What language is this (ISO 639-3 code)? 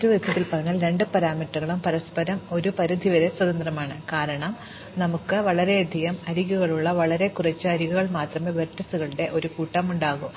mal